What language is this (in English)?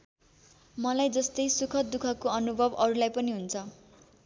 Nepali